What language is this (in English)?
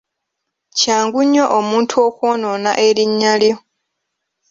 Ganda